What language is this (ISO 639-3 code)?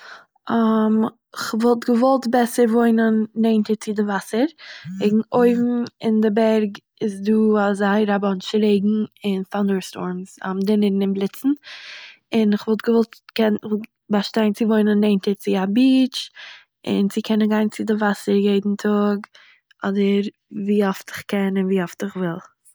yid